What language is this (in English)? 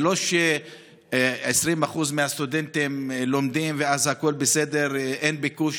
Hebrew